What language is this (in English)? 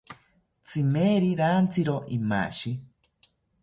South Ucayali Ashéninka